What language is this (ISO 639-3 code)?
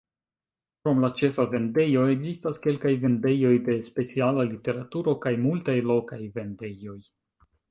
epo